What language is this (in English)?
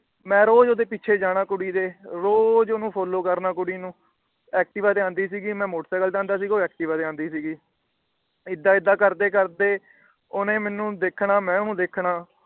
Punjabi